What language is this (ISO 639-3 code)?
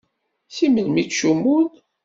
kab